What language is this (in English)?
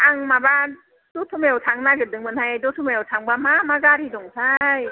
Bodo